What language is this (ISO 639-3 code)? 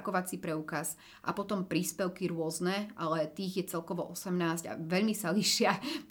slk